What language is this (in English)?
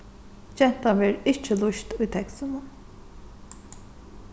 Faroese